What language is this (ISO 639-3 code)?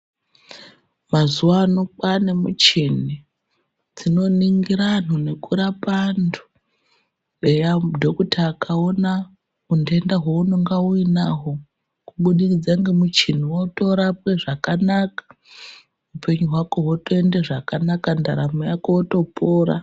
ndc